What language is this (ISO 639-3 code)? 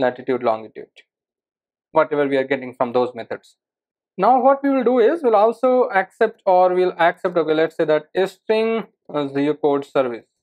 eng